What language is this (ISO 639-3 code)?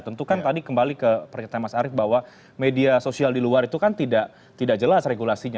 ind